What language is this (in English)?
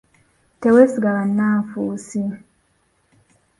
Ganda